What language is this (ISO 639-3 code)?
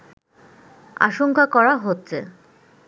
ben